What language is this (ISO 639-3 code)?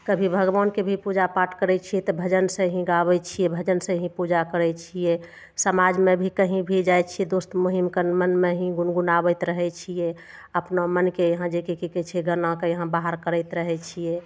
mai